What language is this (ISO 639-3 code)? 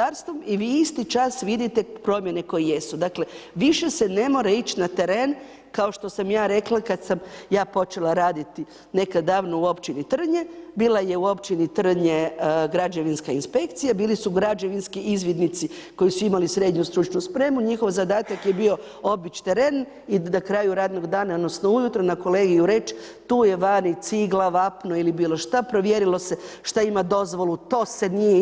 hrv